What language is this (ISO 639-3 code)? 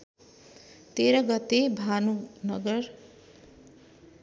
nep